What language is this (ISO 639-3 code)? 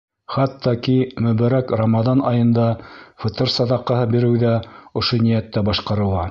bak